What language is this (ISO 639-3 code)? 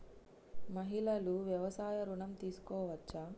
tel